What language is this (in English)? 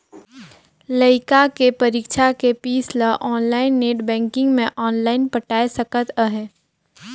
Chhattisgarhi